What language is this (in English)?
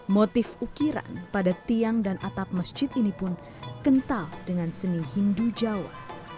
Indonesian